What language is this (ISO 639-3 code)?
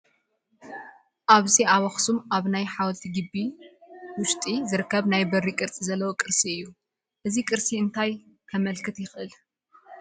tir